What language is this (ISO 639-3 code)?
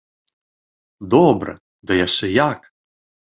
bel